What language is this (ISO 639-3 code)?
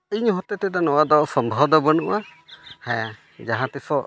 sat